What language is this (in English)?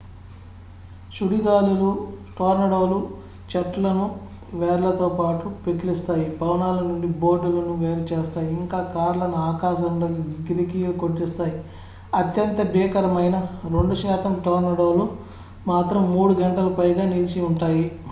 Telugu